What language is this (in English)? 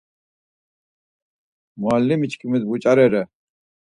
Laz